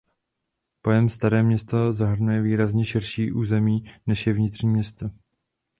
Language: Czech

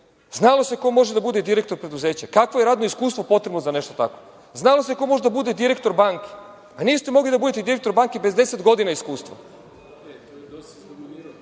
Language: Serbian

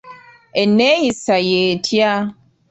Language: Ganda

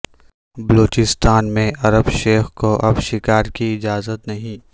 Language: Urdu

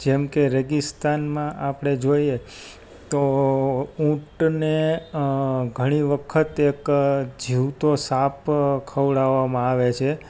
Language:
Gujarati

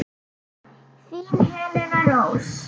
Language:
Icelandic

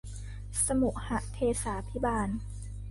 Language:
Thai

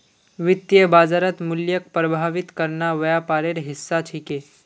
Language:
Magahi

